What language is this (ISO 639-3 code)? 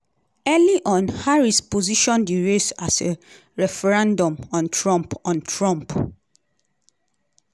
pcm